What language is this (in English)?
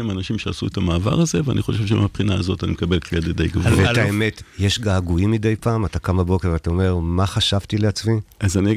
Hebrew